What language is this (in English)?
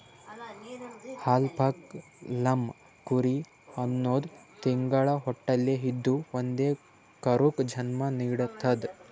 Kannada